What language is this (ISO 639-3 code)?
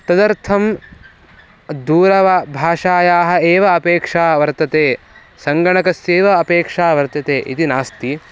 san